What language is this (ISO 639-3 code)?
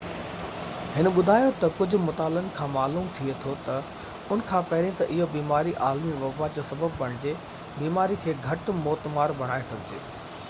snd